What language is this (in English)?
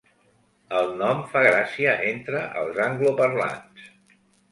Catalan